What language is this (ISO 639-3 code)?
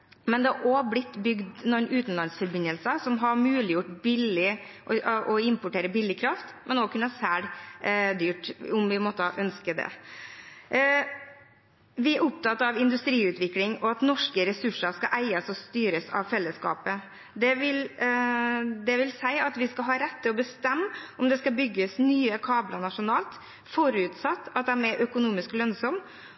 nob